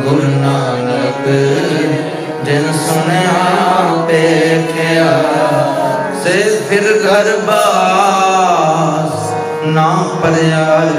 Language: Arabic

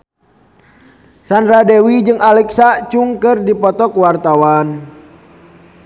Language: Sundanese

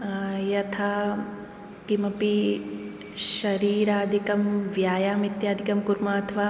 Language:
Sanskrit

